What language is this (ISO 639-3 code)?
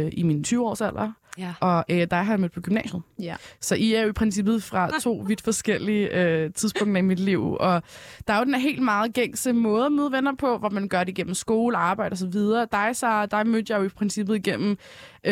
dan